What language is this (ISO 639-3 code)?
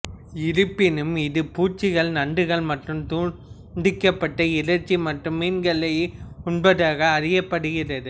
tam